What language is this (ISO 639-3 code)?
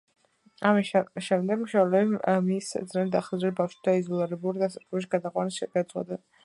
kat